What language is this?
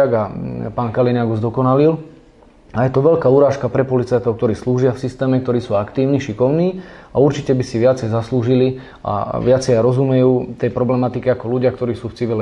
Slovak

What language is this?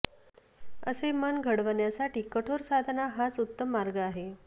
Marathi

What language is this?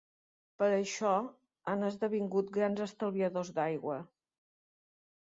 Catalan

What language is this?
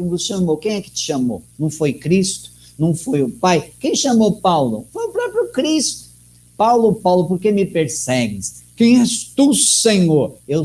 Portuguese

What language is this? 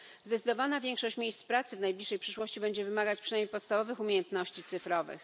Polish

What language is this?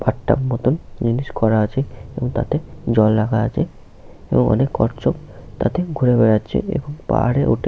Bangla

